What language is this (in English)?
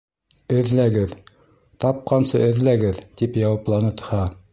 Bashkir